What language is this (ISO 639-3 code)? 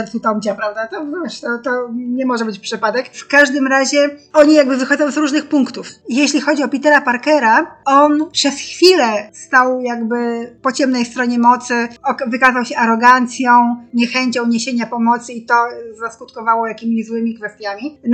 pol